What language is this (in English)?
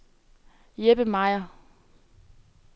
Danish